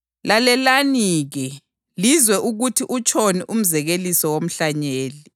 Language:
North Ndebele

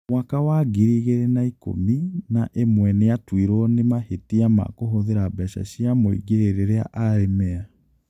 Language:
Kikuyu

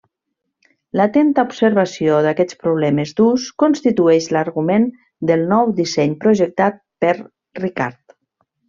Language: Catalan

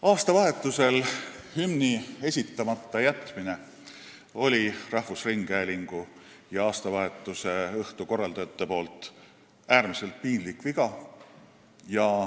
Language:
Estonian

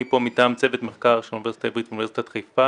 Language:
Hebrew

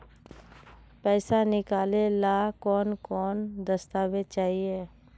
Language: Magahi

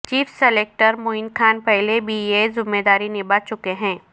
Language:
Urdu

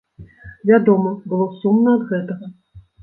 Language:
Belarusian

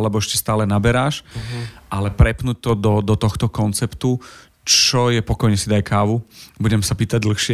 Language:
Slovak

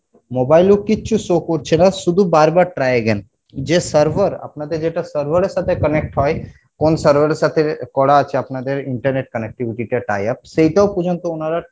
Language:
Bangla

